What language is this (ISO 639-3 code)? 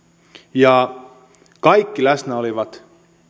fin